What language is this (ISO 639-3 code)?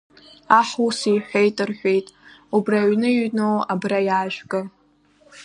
abk